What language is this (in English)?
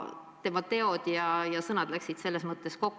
Estonian